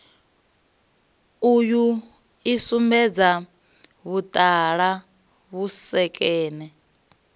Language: Venda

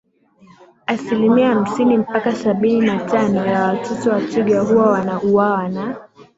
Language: Swahili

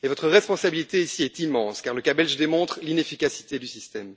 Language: French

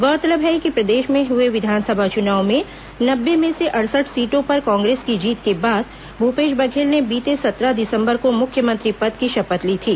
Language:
Hindi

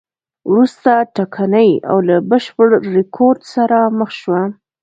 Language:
Pashto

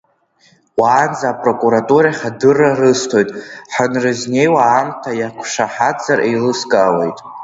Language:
Abkhazian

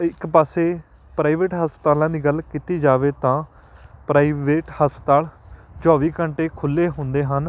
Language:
Punjabi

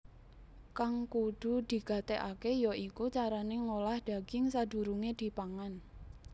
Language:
Javanese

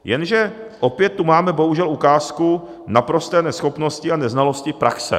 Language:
Czech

